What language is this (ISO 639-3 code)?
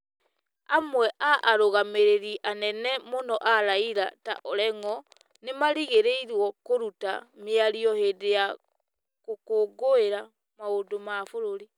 kik